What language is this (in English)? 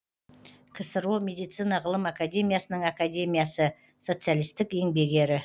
Kazakh